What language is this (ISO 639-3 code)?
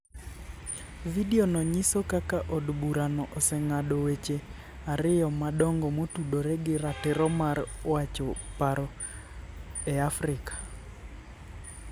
luo